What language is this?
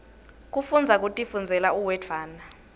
Swati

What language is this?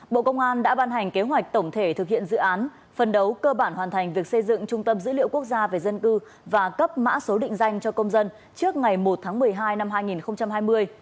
Vietnamese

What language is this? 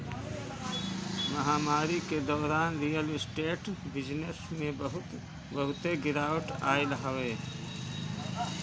Bhojpuri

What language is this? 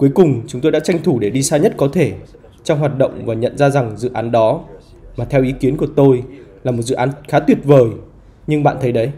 Vietnamese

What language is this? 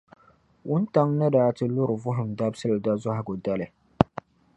Dagbani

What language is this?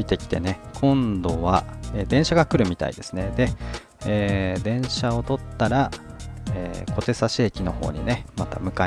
Japanese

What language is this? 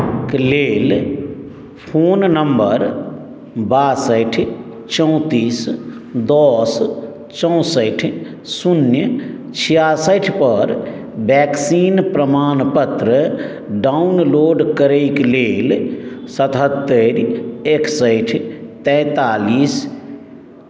Maithili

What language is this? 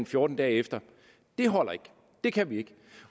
Danish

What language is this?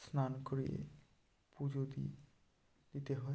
Bangla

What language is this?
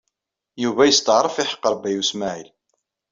Kabyle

